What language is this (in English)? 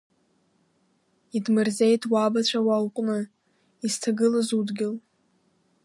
Abkhazian